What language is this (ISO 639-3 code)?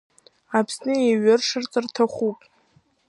abk